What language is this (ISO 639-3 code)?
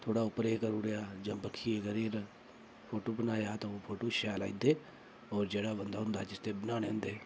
doi